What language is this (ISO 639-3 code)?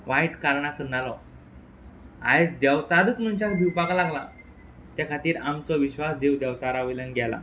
kok